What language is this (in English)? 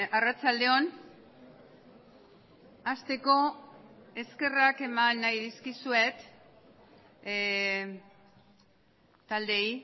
Basque